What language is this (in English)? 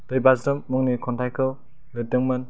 Bodo